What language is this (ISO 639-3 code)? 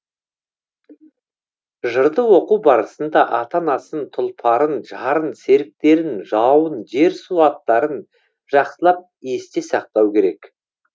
kaz